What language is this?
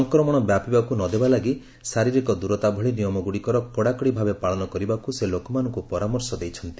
Odia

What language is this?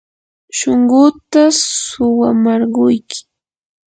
Yanahuanca Pasco Quechua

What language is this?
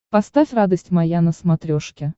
Russian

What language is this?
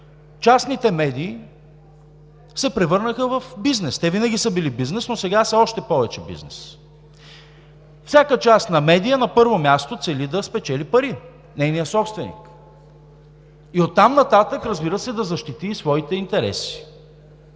Bulgarian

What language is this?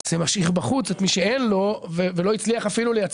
Hebrew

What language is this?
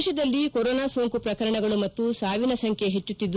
Kannada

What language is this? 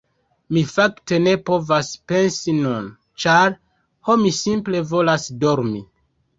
Esperanto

